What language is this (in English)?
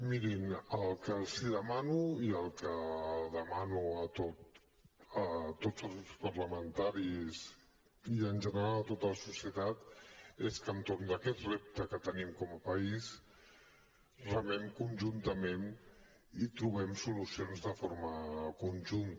Catalan